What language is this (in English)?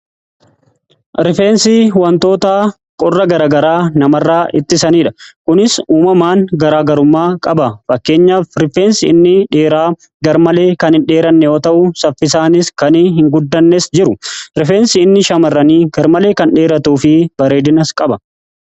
Oromo